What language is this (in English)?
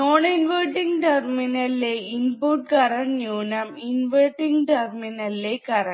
Malayalam